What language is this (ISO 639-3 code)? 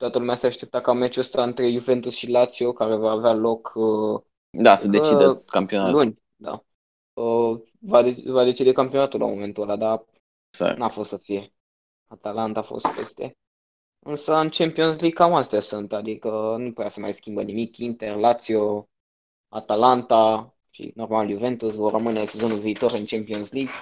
ron